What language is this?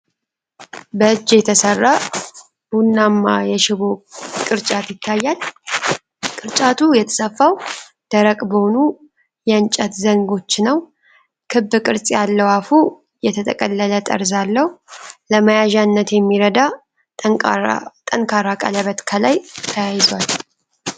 Amharic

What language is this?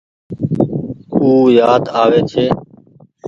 Goaria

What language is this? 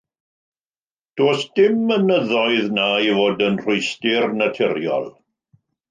Welsh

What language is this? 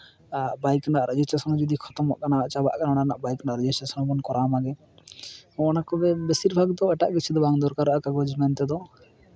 Santali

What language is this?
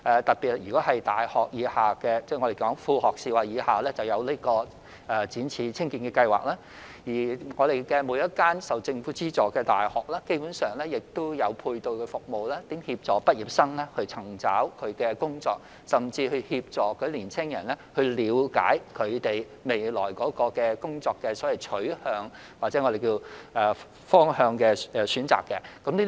Cantonese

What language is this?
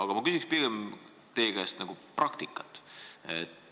Estonian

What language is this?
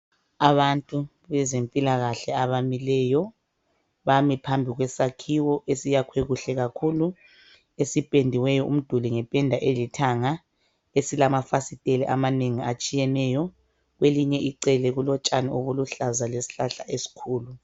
North Ndebele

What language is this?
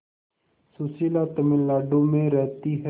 Hindi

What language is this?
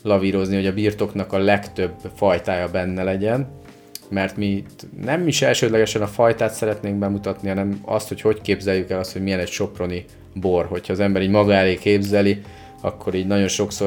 Hungarian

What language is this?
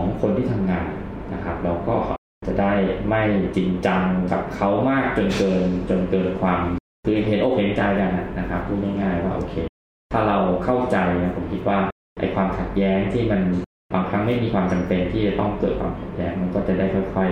Thai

